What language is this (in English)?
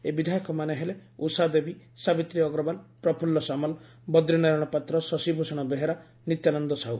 Odia